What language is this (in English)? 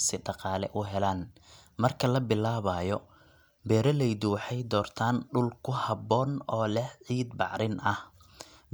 Somali